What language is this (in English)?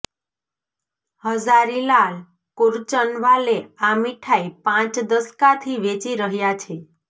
Gujarati